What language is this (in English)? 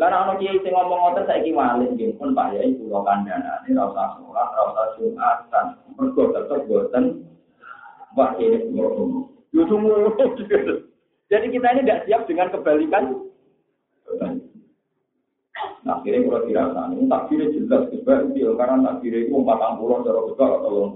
Malay